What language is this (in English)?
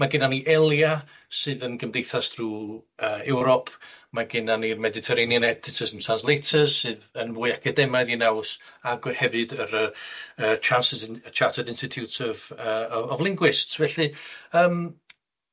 Welsh